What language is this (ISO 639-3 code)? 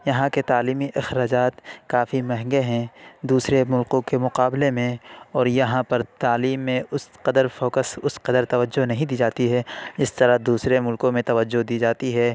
urd